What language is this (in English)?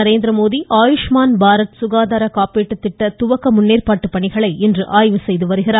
Tamil